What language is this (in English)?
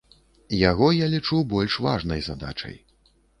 Belarusian